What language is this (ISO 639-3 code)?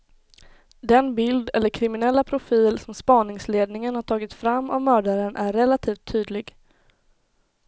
swe